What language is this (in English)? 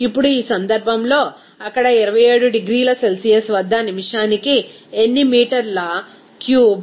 Telugu